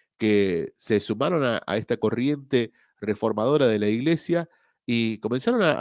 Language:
Spanish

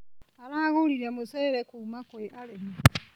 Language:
Kikuyu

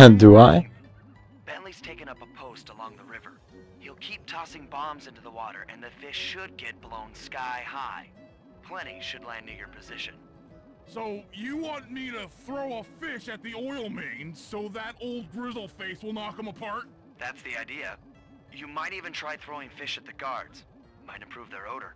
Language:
Norwegian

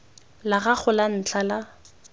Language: Tswana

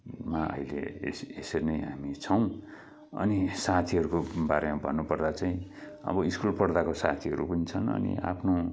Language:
Nepali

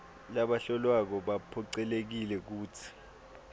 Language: Swati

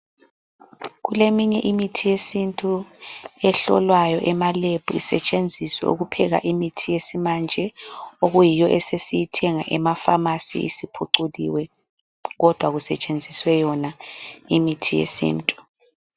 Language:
North Ndebele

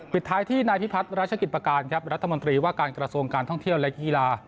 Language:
Thai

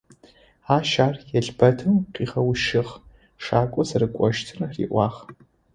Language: Adyghe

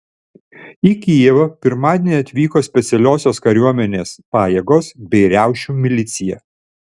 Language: Lithuanian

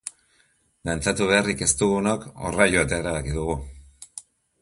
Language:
Basque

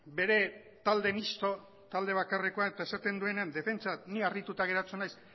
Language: Basque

